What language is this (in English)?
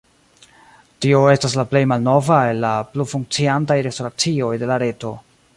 Esperanto